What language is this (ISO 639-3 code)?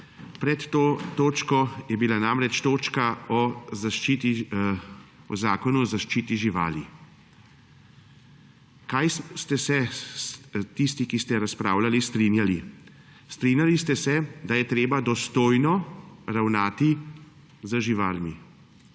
slv